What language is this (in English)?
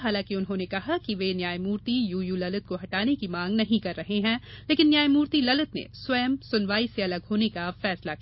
Hindi